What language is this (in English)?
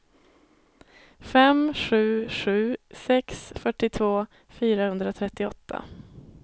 Swedish